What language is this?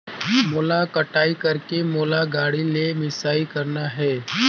Chhattisgarhi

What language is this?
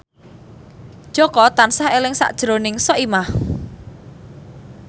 Javanese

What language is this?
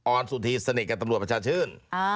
Thai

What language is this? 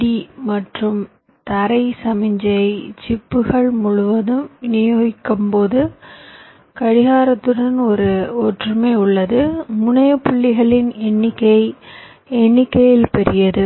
Tamil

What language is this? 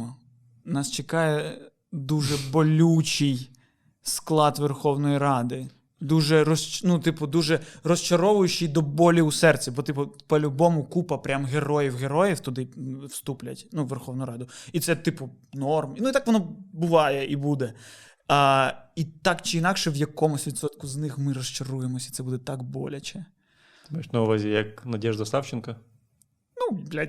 Ukrainian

